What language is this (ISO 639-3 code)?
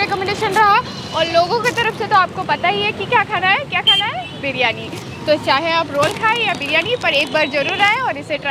hin